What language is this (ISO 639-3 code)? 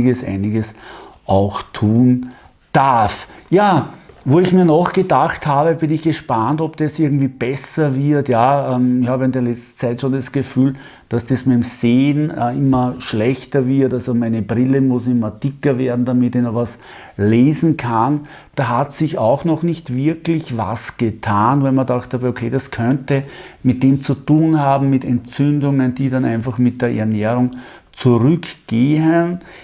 deu